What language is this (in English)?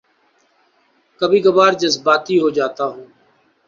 Urdu